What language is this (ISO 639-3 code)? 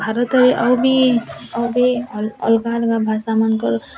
ori